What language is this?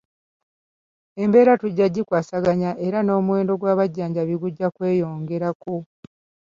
Ganda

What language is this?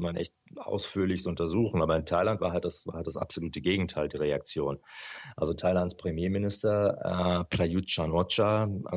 German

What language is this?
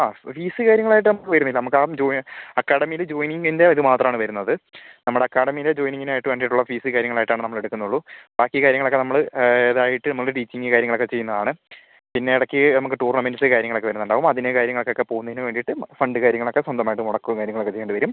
Malayalam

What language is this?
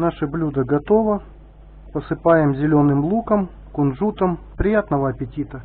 Russian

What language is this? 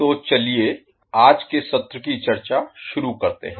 Hindi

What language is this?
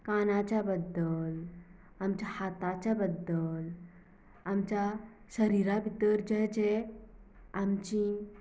Konkani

